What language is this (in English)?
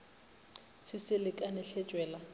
Northern Sotho